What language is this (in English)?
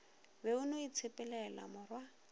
Northern Sotho